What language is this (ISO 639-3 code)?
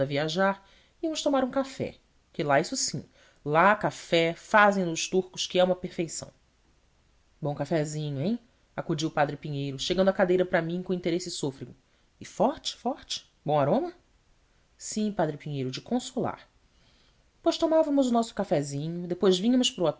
por